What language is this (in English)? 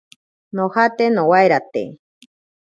Ashéninka Perené